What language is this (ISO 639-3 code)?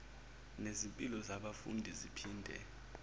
zul